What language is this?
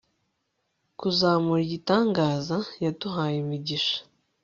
Kinyarwanda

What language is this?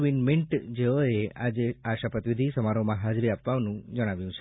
Gujarati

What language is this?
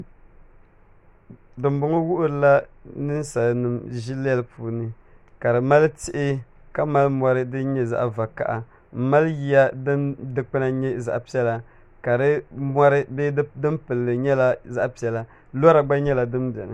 Dagbani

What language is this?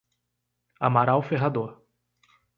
Portuguese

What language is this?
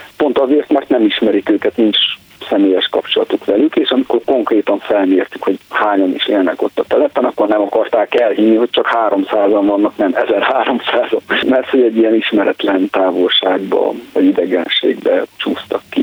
Hungarian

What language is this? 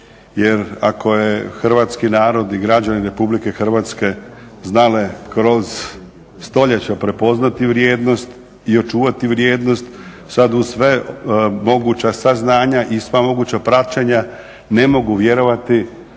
Croatian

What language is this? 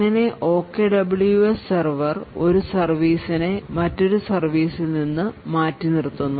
Malayalam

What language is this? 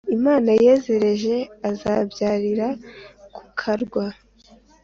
Kinyarwanda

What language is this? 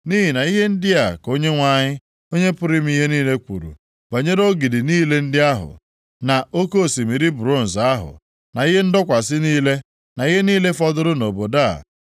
Igbo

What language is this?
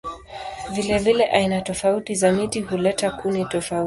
Swahili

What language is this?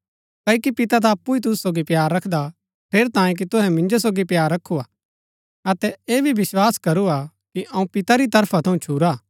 Gaddi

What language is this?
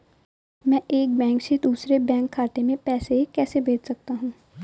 Hindi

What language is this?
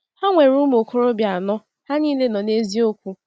Igbo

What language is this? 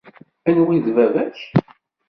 Kabyle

